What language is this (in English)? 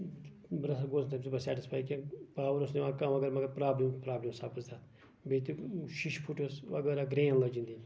Kashmiri